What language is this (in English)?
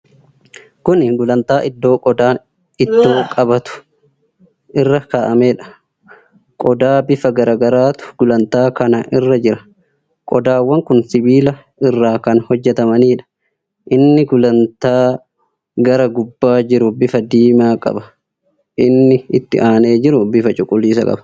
Oromo